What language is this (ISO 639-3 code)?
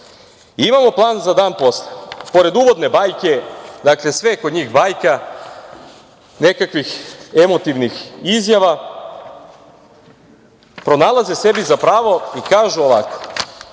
srp